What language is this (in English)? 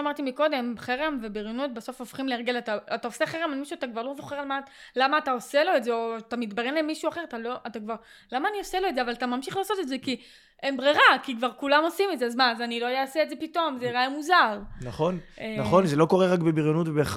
Hebrew